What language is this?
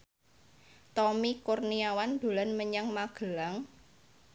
Javanese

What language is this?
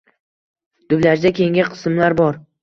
Uzbek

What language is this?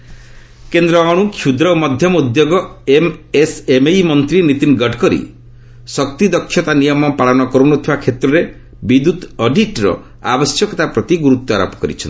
Odia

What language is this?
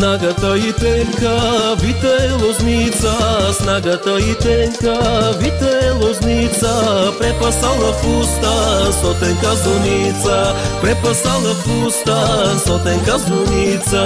Bulgarian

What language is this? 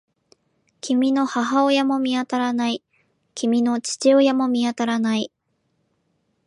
Japanese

